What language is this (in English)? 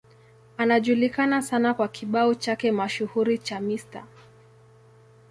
Swahili